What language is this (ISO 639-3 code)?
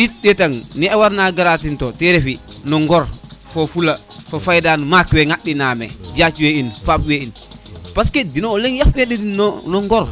srr